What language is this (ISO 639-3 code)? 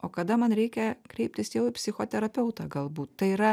lit